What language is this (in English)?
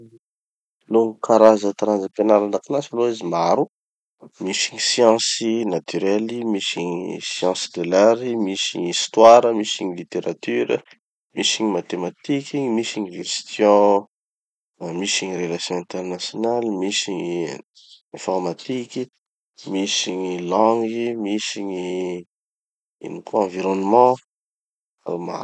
Tanosy Malagasy